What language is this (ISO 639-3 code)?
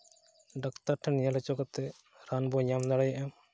sat